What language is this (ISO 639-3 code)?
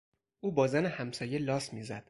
fas